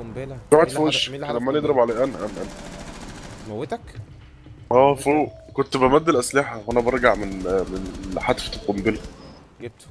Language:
Arabic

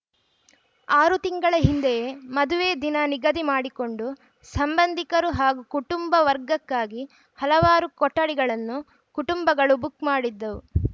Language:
Kannada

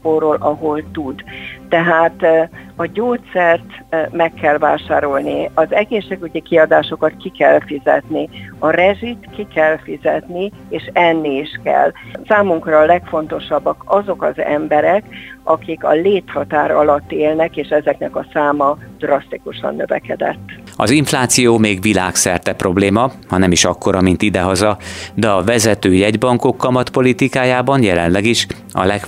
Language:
Hungarian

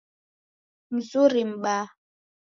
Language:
Taita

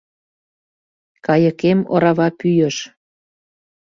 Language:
Mari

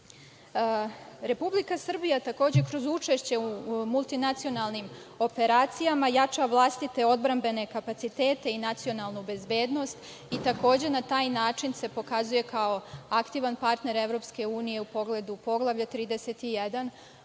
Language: Serbian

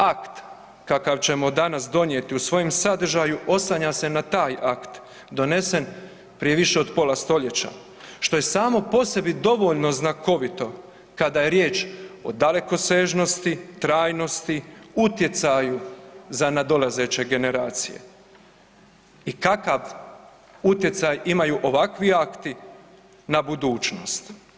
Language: Croatian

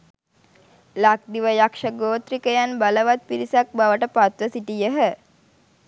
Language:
Sinhala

